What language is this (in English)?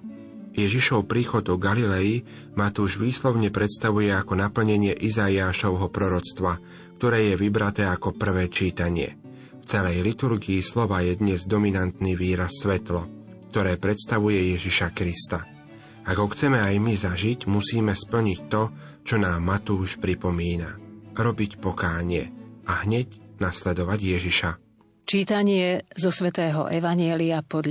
Slovak